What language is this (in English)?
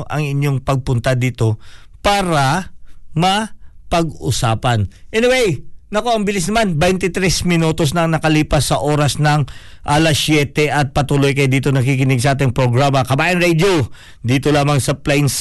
Filipino